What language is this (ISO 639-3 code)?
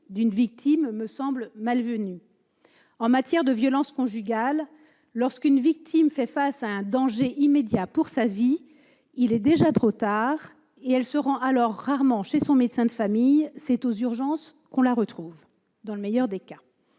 fra